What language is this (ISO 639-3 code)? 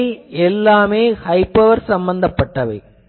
tam